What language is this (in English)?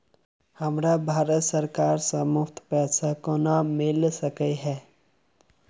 Maithili